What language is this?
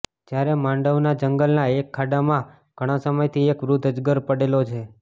Gujarati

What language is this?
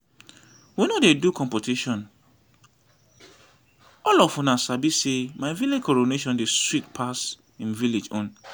Nigerian Pidgin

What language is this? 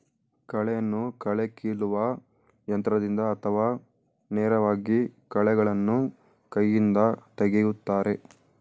Kannada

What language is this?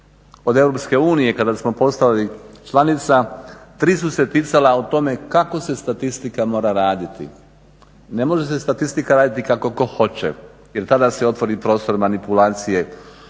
Croatian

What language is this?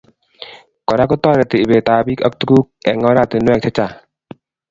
Kalenjin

